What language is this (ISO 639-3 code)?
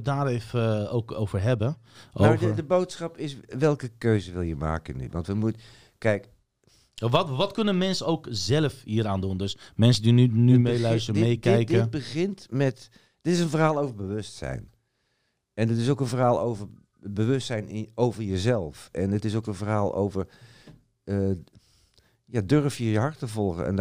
nld